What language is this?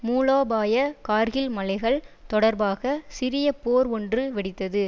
Tamil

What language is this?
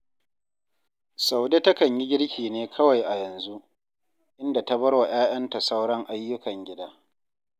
Hausa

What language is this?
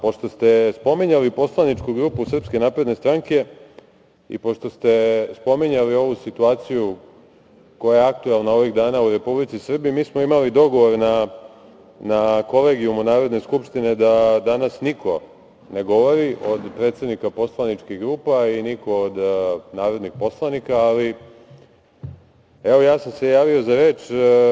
Serbian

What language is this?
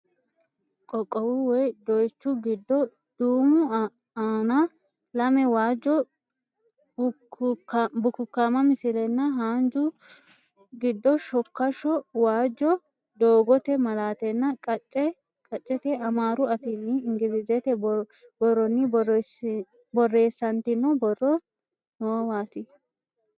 Sidamo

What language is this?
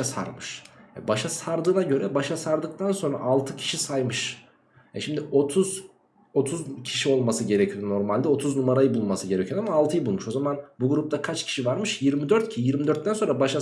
Turkish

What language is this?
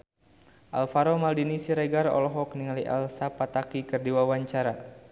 Sundanese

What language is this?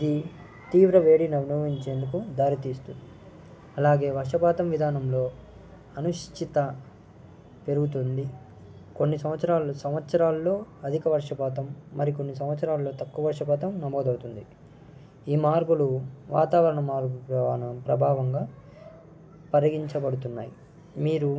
Telugu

